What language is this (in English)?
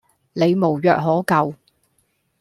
Cantonese